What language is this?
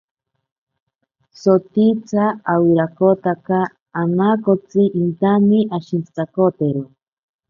Ashéninka Perené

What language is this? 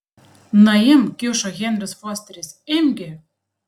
Lithuanian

